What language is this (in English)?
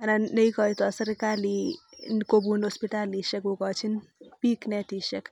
Kalenjin